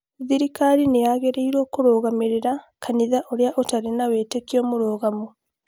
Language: Kikuyu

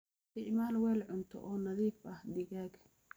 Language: Somali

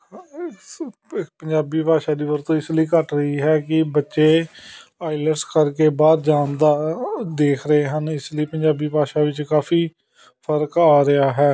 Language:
Punjabi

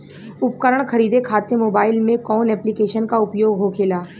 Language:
Bhojpuri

